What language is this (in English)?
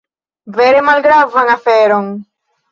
Esperanto